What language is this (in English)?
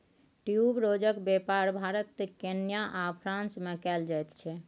Maithili